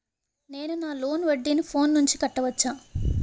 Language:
Telugu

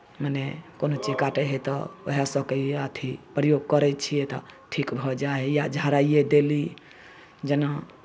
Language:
Maithili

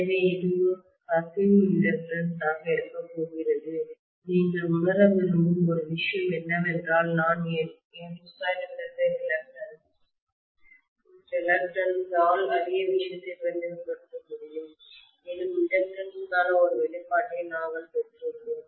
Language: Tamil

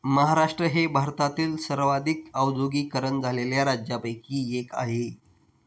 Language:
Marathi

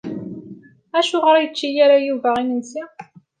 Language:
Kabyle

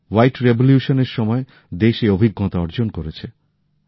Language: Bangla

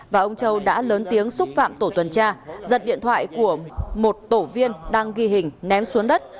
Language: Vietnamese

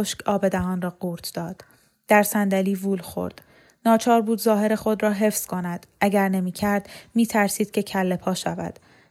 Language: Persian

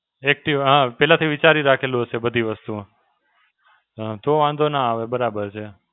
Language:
Gujarati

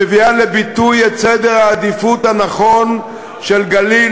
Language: Hebrew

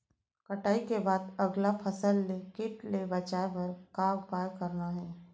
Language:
Chhattisgarhi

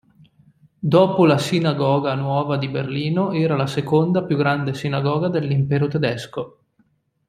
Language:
Italian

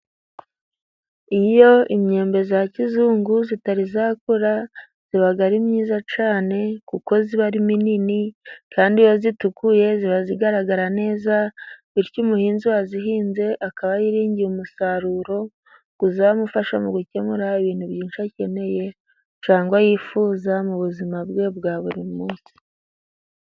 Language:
Kinyarwanda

